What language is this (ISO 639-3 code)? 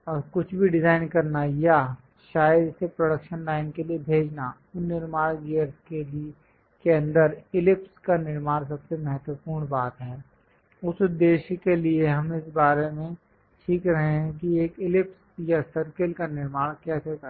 hin